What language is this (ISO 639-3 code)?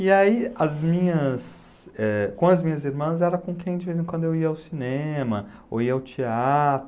por